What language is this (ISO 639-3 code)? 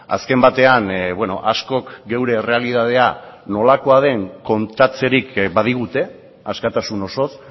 eus